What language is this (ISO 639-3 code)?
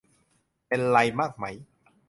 tha